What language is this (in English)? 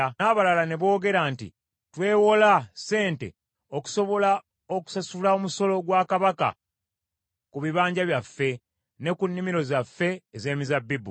Ganda